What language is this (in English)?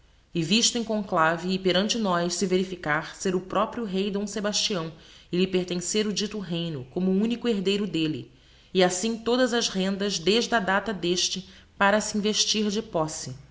Portuguese